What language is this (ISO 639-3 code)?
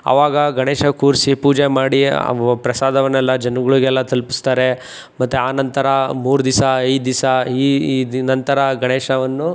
kan